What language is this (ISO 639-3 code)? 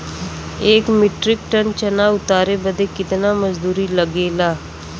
bho